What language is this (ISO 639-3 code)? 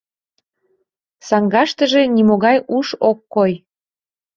chm